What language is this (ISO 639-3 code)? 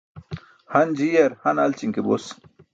bsk